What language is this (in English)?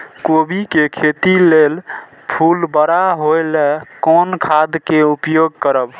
Maithili